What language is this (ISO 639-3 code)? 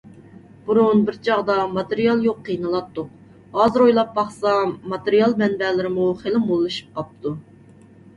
uig